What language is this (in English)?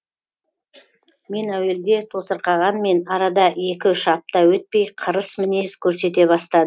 Kazakh